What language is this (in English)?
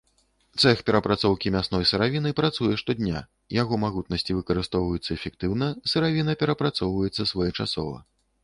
Belarusian